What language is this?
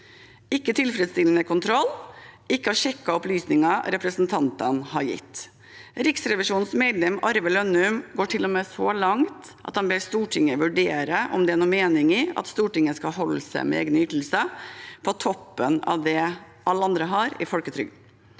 Norwegian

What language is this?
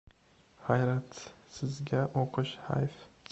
Uzbek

